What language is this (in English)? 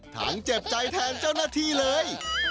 Thai